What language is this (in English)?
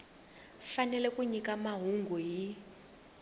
Tsonga